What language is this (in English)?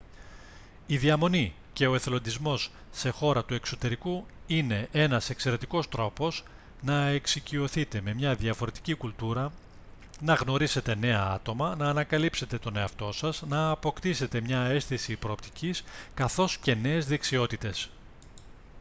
Greek